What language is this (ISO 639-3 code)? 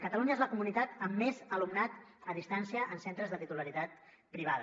cat